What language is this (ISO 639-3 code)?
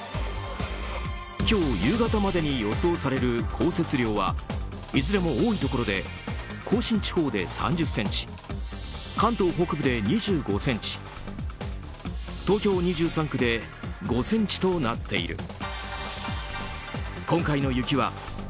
jpn